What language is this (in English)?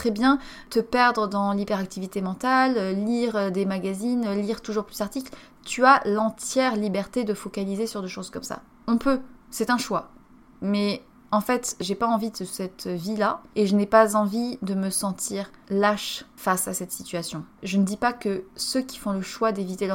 French